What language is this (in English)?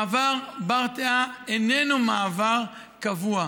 Hebrew